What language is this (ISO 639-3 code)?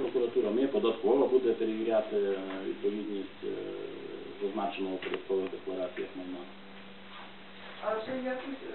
ukr